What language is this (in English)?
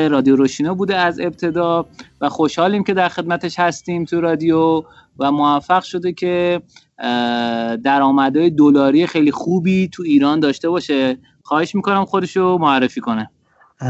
Persian